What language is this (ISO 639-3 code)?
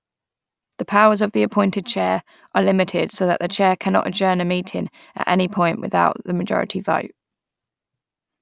eng